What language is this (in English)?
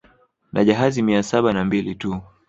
Swahili